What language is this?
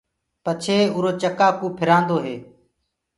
Gurgula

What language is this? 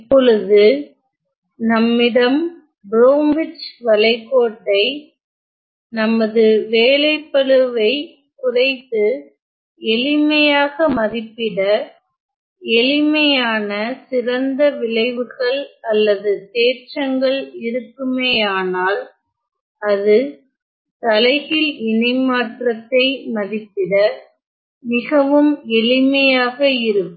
Tamil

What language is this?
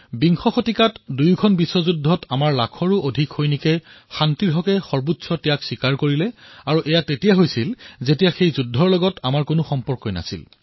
Assamese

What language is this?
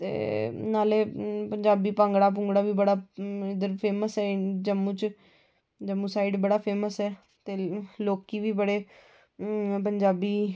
Dogri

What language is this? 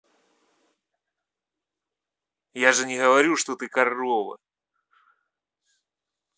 Russian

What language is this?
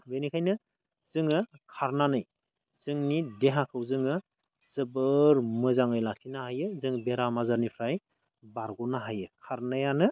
Bodo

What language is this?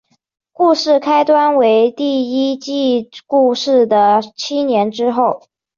Chinese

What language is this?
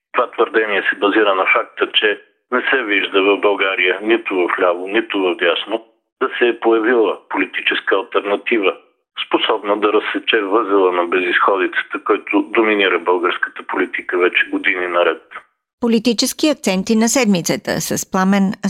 Bulgarian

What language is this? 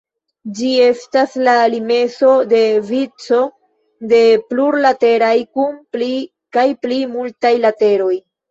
Esperanto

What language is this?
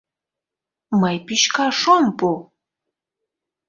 Mari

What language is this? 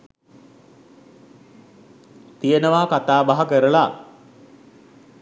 Sinhala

